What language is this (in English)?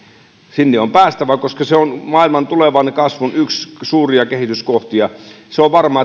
Finnish